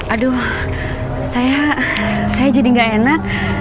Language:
Indonesian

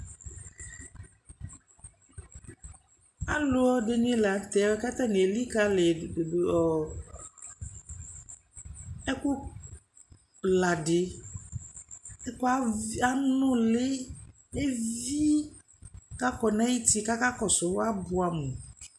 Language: Ikposo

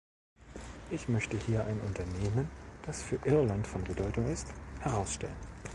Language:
German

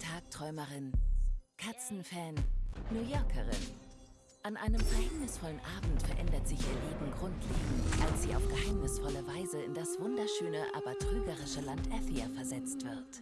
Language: German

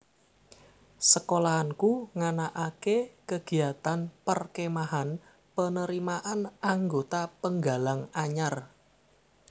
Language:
Javanese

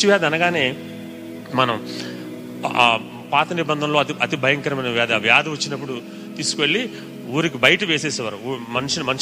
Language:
Telugu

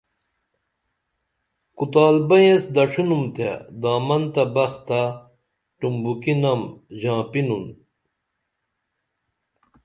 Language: Dameli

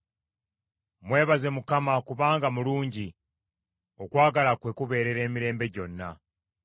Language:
Ganda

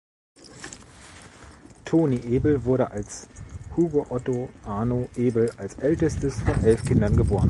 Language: German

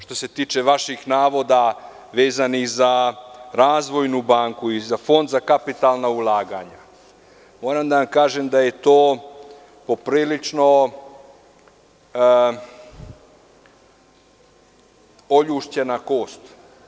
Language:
Serbian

